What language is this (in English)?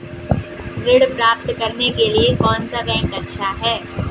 Hindi